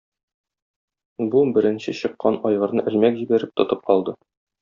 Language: Tatar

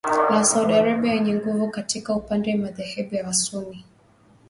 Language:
Swahili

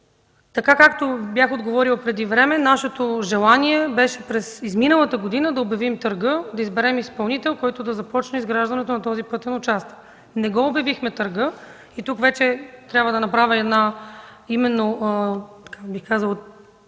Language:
Bulgarian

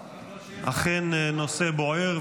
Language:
Hebrew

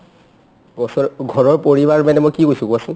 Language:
Assamese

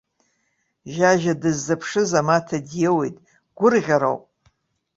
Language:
Abkhazian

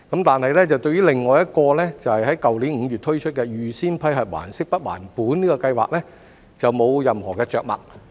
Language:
Cantonese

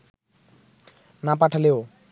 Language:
Bangla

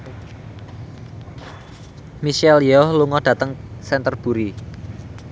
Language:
Javanese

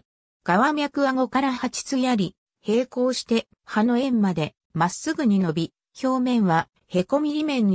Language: Japanese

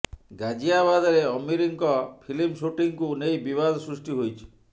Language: Odia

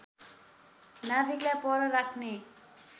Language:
Nepali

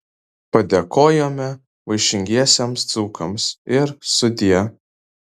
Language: Lithuanian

